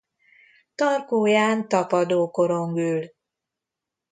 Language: Hungarian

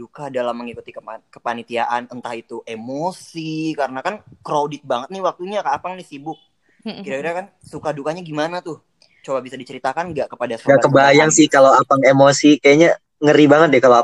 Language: Indonesian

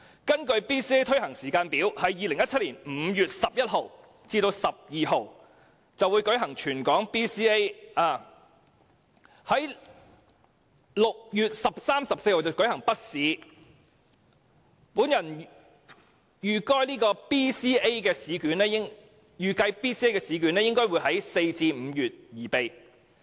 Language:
Cantonese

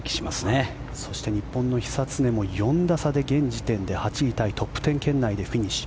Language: Japanese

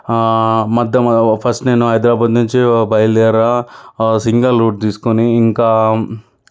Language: Telugu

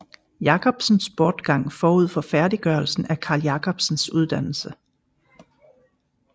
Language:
Danish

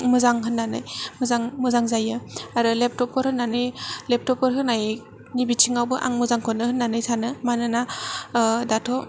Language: Bodo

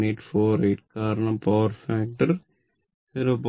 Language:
Malayalam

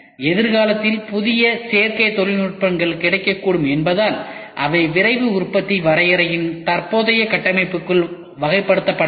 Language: Tamil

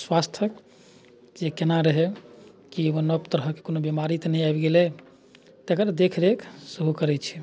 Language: Maithili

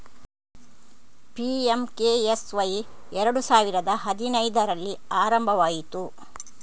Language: Kannada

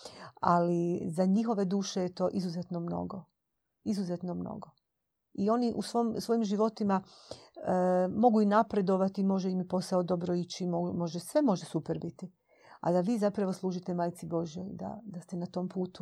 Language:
Croatian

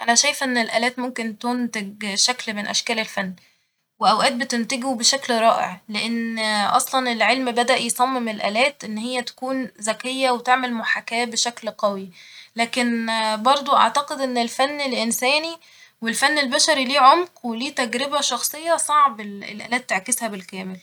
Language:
Egyptian Arabic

